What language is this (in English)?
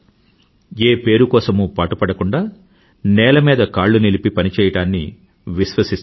Telugu